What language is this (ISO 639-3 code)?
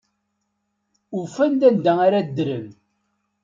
kab